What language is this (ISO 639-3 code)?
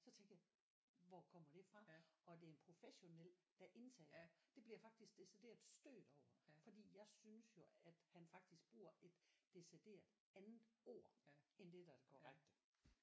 dan